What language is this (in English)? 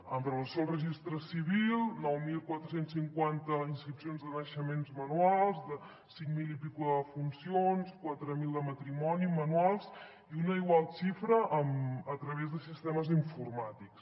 Catalan